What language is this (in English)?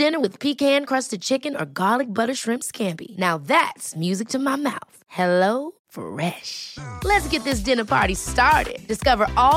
French